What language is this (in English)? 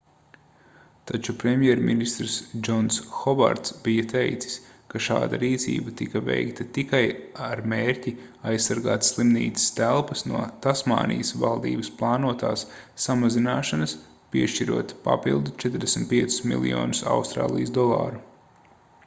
Latvian